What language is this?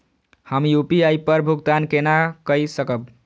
Maithili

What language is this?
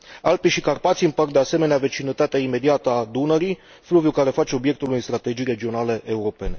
Romanian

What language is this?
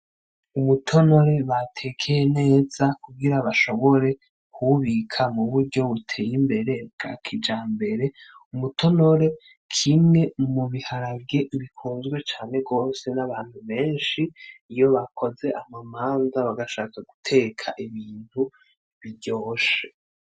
Rundi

